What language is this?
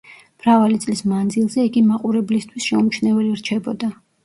Georgian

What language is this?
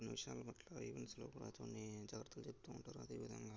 Telugu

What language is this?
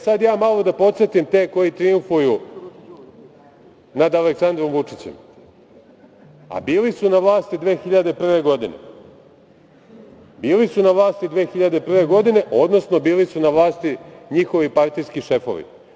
Serbian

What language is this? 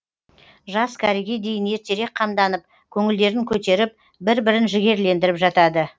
Kazakh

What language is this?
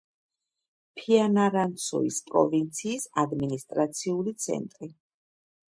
Georgian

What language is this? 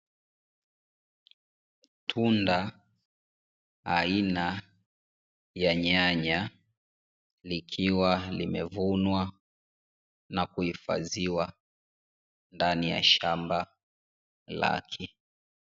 Swahili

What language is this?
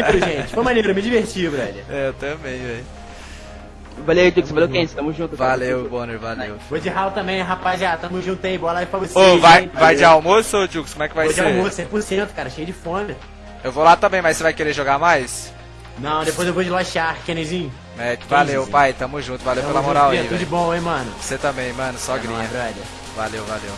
Portuguese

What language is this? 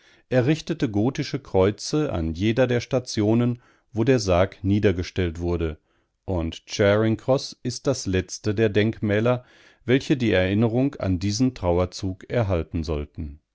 German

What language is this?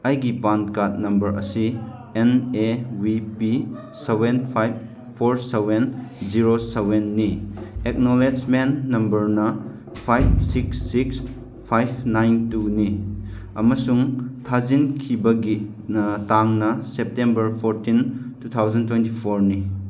Manipuri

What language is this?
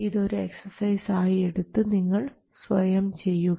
Malayalam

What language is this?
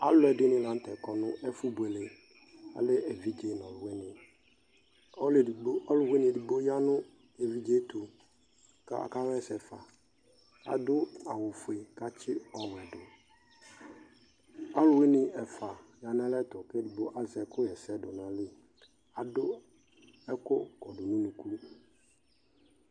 Ikposo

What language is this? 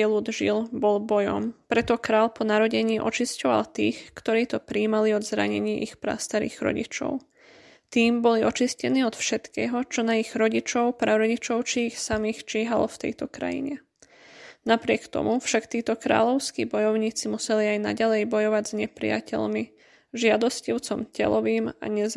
Slovak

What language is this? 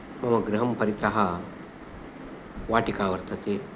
Sanskrit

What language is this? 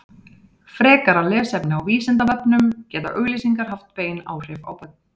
Icelandic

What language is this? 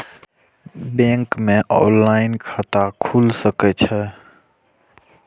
Maithili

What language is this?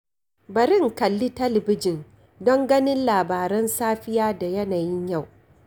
Hausa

